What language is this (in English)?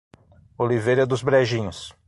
Portuguese